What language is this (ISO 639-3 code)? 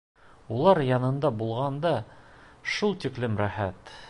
bak